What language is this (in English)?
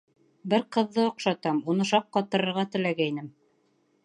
Bashkir